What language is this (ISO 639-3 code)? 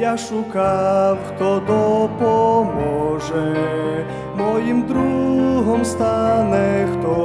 ukr